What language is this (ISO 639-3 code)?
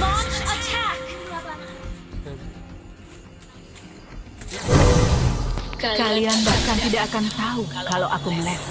ind